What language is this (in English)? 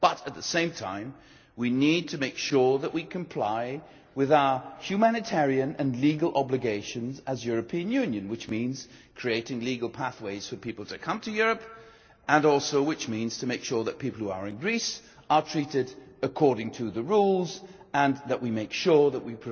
English